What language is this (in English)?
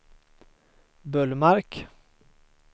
Swedish